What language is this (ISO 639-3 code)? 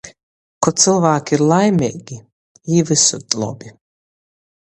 ltg